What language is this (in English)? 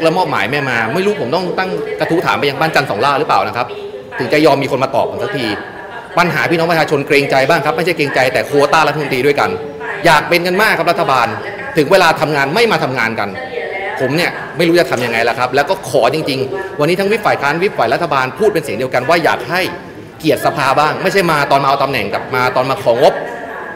Thai